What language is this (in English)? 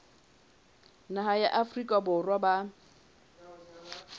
Southern Sotho